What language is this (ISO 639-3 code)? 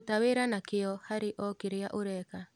kik